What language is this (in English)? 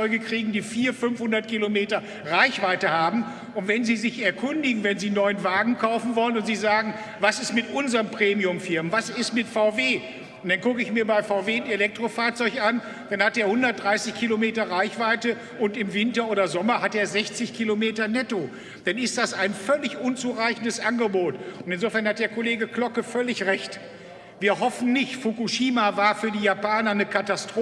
German